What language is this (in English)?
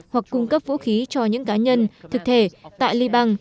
Vietnamese